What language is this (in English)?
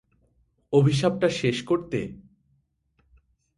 Bangla